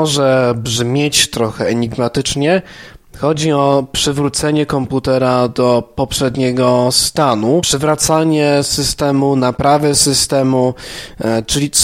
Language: Polish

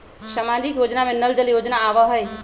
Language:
Magahi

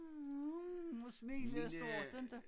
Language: Danish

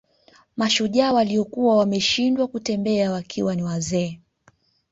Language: Swahili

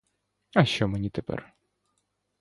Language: Ukrainian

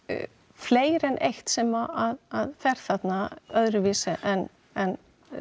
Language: Icelandic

